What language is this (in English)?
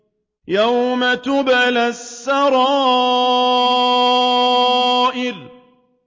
Arabic